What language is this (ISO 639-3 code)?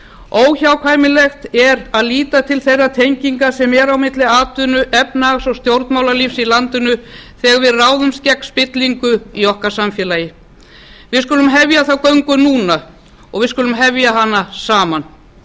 isl